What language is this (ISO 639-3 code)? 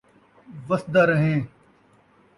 skr